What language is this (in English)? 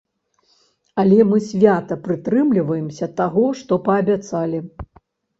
Belarusian